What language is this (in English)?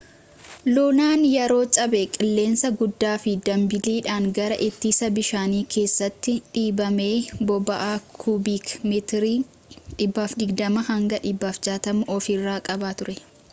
Oromo